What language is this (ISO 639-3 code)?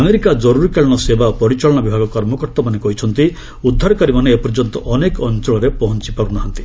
ori